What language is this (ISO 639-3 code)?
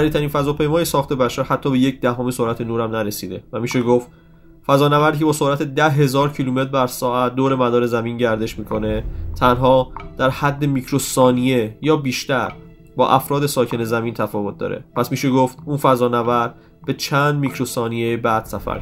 fas